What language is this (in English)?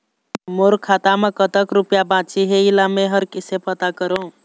Chhattisgarhi